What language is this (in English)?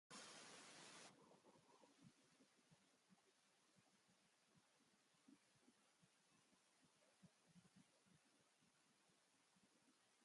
Basque